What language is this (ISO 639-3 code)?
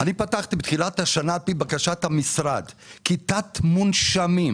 heb